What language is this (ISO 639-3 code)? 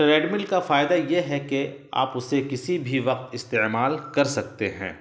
urd